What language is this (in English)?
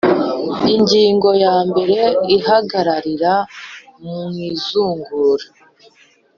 Kinyarwanda